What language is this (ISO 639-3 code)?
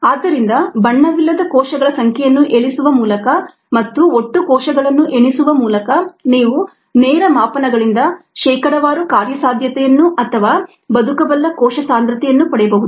kan